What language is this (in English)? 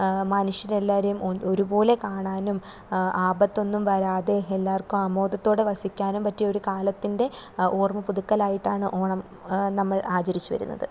Malayalam